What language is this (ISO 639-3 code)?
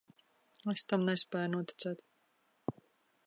lav